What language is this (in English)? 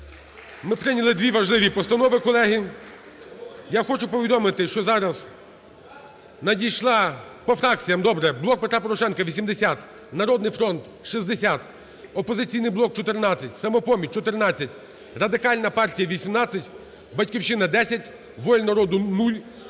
Ukrainian